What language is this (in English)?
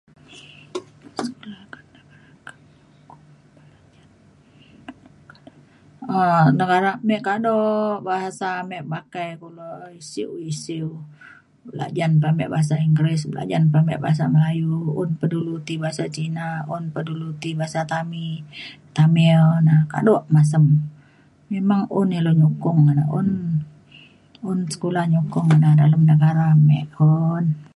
Mainstream Kenyah